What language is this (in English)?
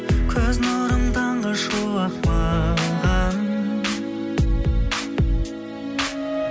Kazakh